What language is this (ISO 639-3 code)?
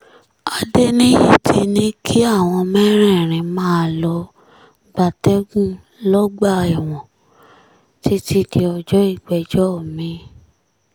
yor